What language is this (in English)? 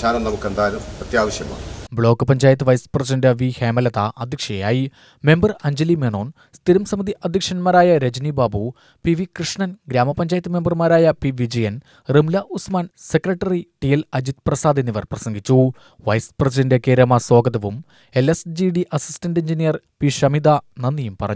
Hindi